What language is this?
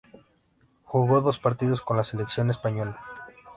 Spanish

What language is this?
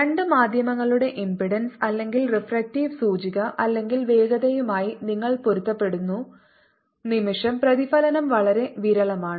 Malayalam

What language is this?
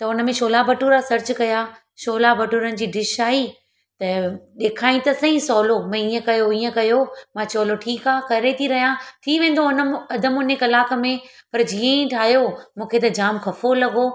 Sindhi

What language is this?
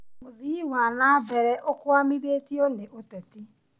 Kikuyu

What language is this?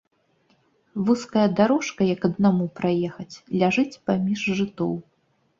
Belarusian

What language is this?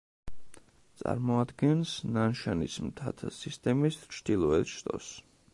Georgian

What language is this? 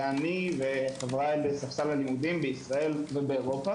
Hebrew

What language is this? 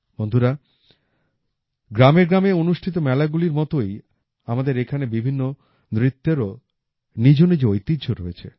Bangla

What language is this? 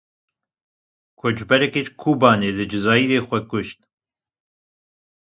Kurdish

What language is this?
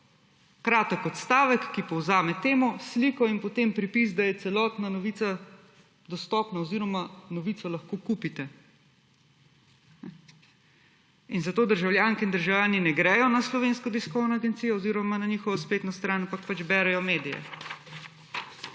Slovenian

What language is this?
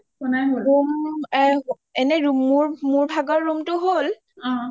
Assamese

